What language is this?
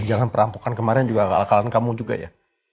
Indonesian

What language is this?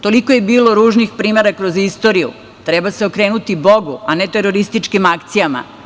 Serbian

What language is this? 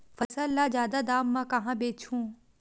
Chhattisgarhi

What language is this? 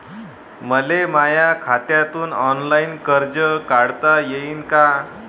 Marathi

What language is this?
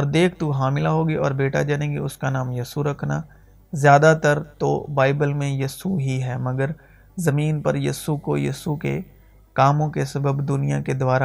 Urdu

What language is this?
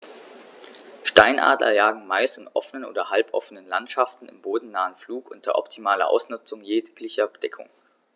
German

